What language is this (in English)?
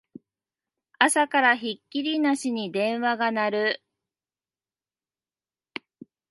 Japanese